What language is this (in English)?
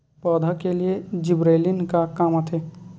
Chhattisgarhi